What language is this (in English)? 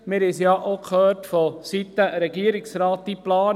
Swiss German